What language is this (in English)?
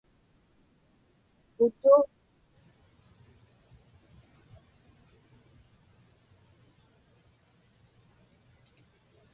Inupiaq